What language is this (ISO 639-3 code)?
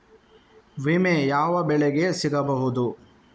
kan